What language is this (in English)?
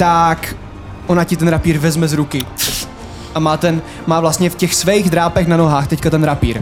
Czech